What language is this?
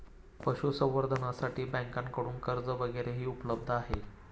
Marathi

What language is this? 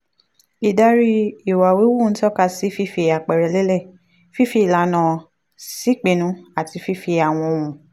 Yoruba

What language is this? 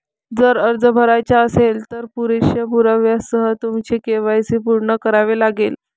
Marathi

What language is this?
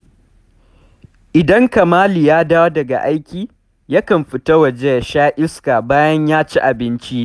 Hausa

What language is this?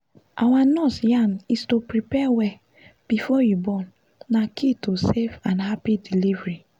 Nigerian Pidgin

